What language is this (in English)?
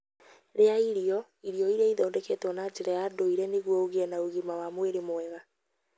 Kikuyu